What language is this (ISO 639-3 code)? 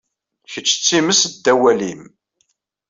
kab